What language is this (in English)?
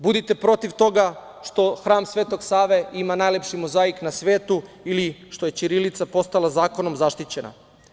Serbian